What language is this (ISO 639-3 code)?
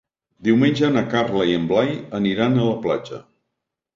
cat